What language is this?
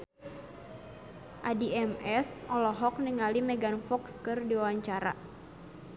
Sundanese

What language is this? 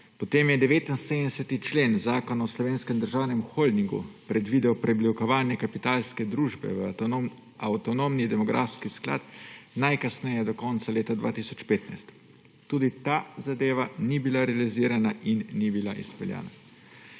Slovenian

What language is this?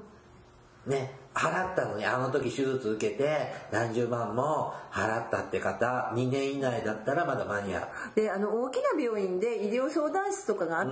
Japanese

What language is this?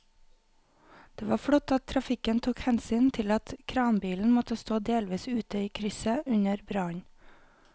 Norwegian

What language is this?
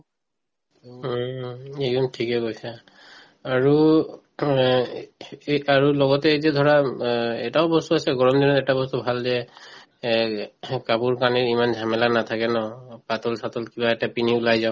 Assamese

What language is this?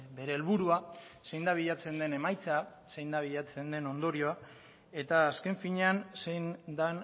Basque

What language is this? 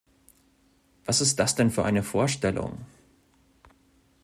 German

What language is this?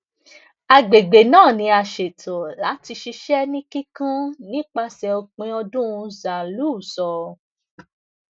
Yoruba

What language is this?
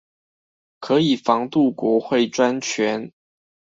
Chinese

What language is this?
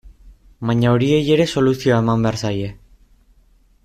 Basque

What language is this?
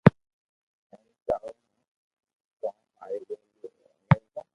Loarki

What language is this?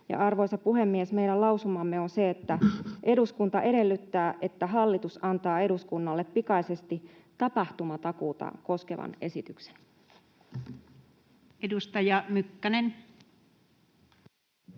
Finnish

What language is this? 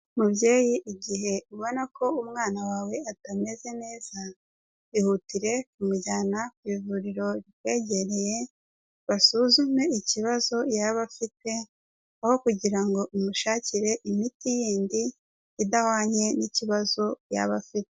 Kinyarwanda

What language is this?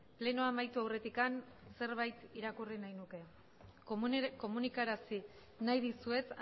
Basque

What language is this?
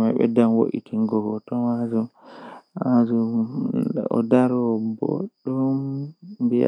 Western Niger Fulfulde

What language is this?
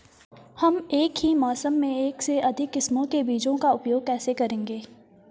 Hindi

